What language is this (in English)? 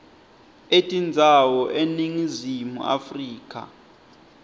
Swati